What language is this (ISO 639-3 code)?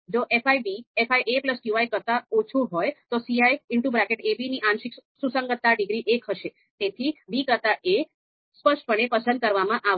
guj